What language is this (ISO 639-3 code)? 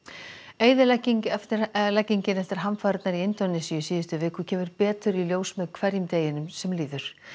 isl